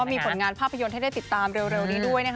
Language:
Thai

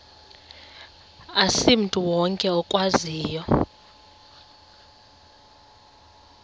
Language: Xhosa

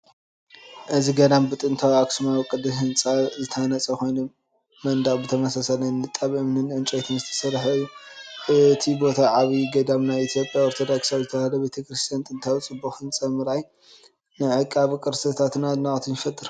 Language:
Tigrinya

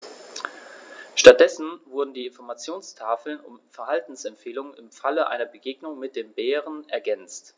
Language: German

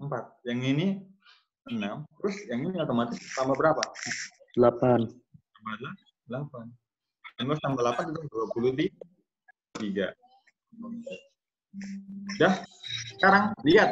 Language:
Indonesian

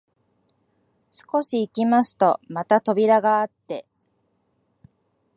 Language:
Japanese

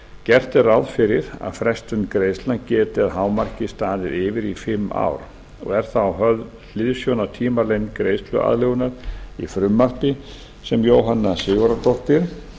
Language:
Icelandic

